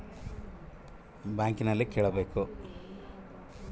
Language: Kannada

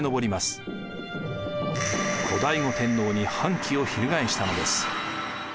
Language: Japanese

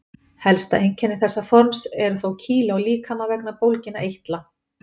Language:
Icelandic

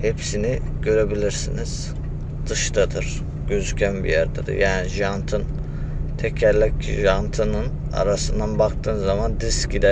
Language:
Turkish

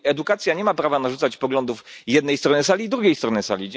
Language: Polish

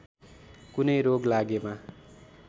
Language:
Nepali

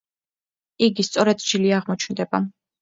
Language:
Georgian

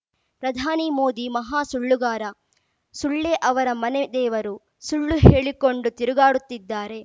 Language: Kannada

